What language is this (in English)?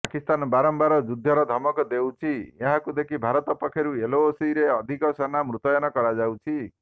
Odia